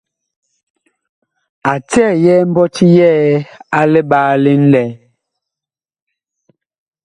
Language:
Bakoko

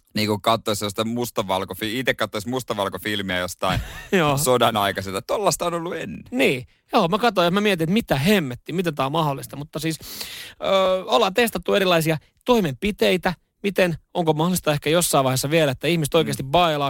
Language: Finnish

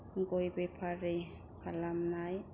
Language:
Bodo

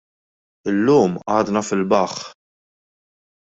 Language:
Maltese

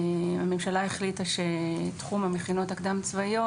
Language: Hebrew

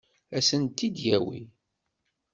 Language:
Kabyle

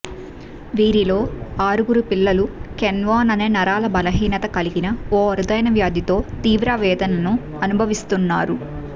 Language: Telugu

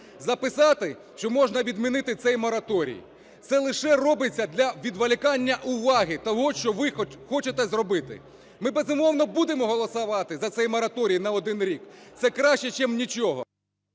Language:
Ukrainian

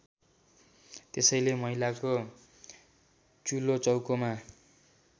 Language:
Nepali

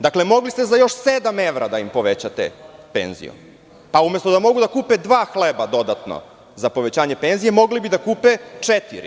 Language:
Serbian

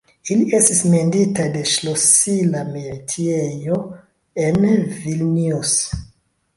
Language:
Esperanto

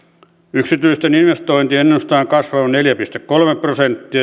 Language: Finnish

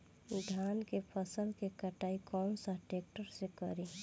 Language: Bhojpuri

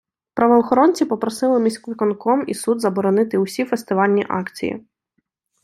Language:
Ukrainian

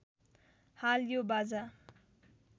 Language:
Nepali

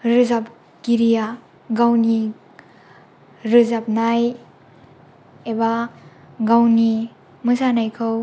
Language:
Bodo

